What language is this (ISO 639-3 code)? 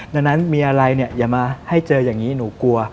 tha